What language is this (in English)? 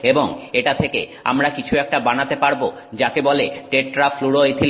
Bangla